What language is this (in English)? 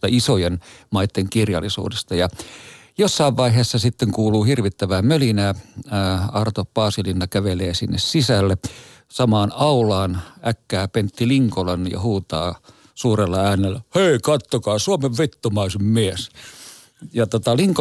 Finnish